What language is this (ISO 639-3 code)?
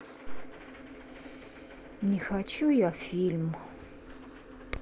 rus